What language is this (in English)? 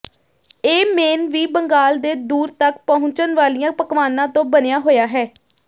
Punjabi